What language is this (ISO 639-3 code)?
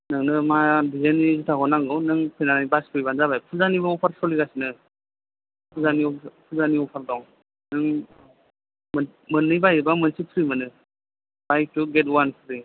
brx